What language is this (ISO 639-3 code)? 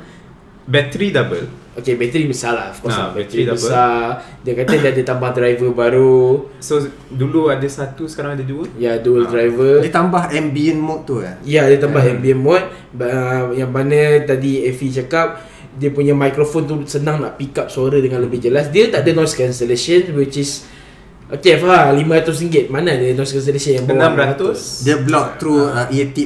msa